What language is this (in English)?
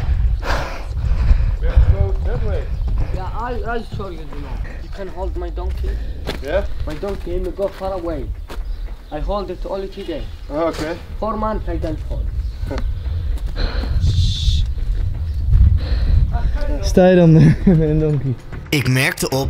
Dutch